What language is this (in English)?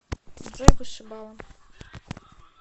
Russian